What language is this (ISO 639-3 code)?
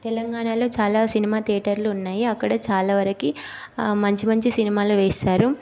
tel